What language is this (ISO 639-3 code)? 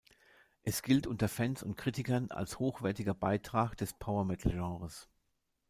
deu